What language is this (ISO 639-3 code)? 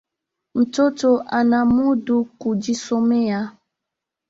swa